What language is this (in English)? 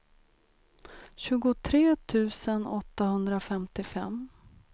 Swedish